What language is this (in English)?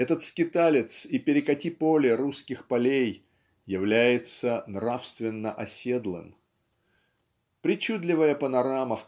Russian